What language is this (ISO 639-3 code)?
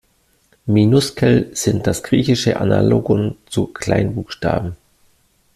deu